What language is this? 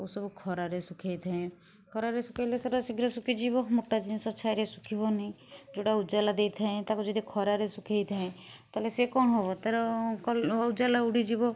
Odia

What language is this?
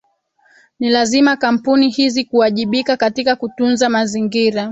Swahili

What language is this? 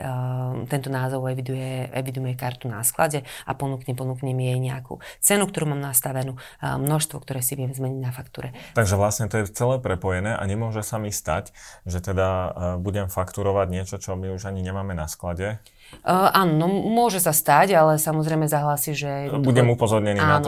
Slovak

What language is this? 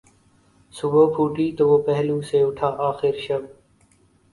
Urdu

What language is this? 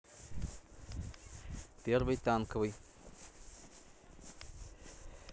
Russian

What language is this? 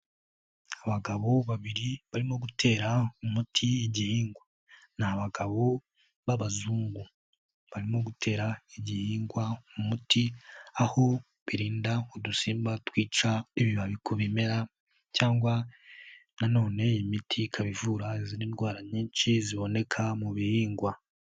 Kinyarwanda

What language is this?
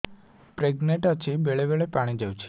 Odia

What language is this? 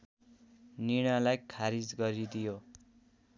Nepali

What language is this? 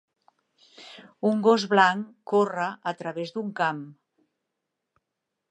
Catalan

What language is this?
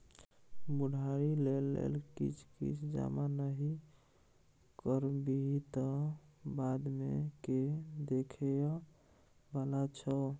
Maithili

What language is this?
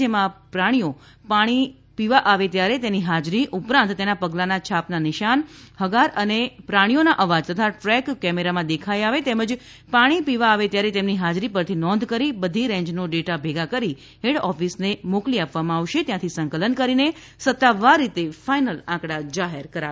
Gujarati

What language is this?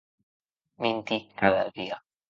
Occitan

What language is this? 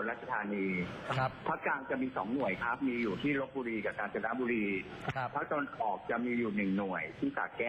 Thai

